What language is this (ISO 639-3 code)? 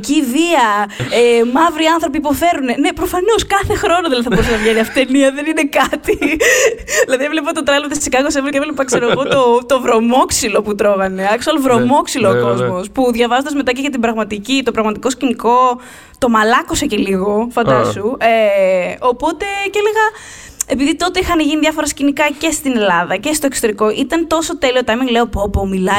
ell